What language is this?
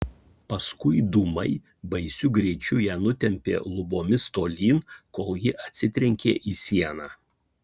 Lithuanian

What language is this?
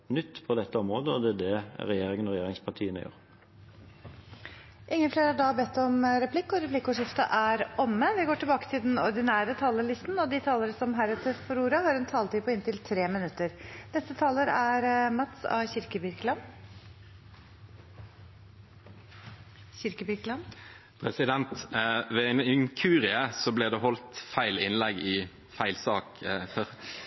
Norwegian Bokmål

